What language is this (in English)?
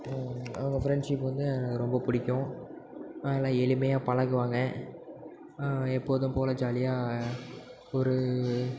Tamil